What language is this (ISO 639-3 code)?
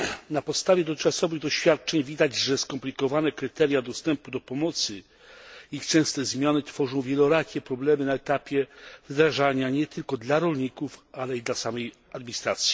pol